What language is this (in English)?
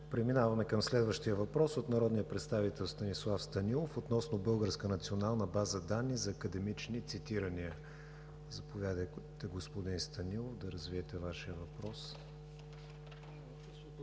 Bulgarian